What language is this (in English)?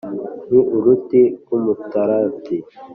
Kinyarwanda